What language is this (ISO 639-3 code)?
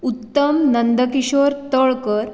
kok